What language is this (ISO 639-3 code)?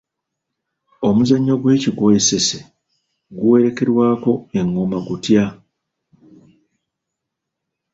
lug